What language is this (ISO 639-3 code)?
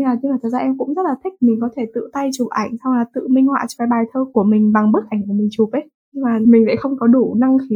vie